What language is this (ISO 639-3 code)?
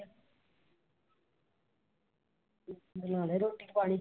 pan